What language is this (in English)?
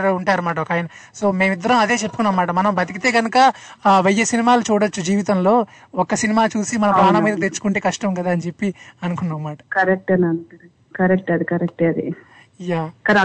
Telugu